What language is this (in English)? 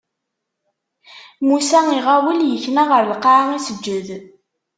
Kabyle